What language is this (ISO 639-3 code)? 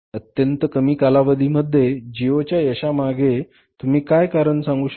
mar